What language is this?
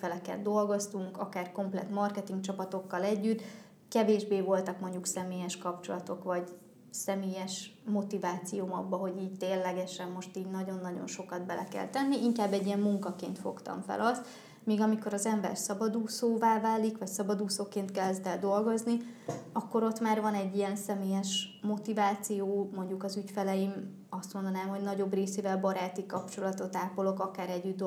Hungarian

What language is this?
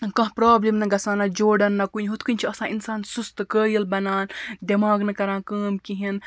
Kashmiri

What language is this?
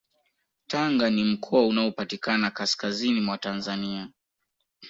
Swahili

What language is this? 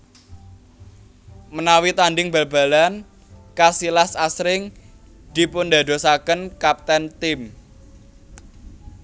Javanese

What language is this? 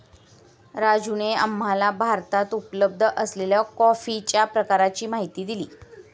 Marathi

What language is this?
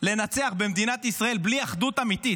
Hebrew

